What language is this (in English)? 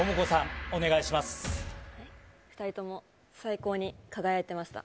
Japanese